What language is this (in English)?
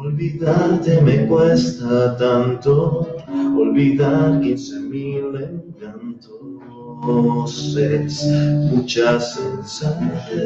Spanish